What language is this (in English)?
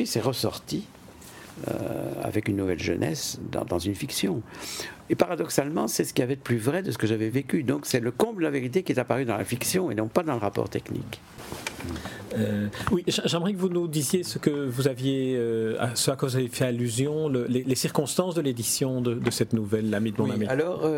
French